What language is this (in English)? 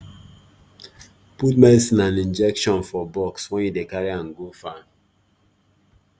Nigerian Pidgin